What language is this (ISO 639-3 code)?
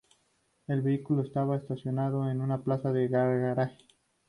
spa